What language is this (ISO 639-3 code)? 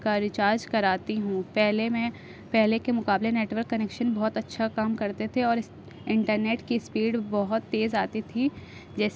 urd